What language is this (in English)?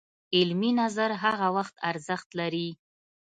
Pashto